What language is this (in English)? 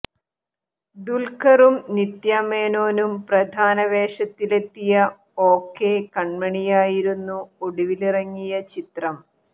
Malayalam